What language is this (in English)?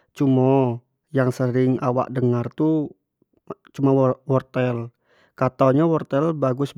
Jambi Malay